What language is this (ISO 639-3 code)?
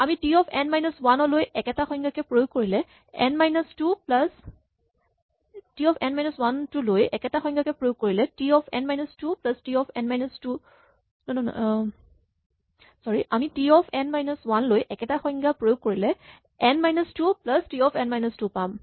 asm